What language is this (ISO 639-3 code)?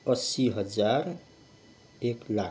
nep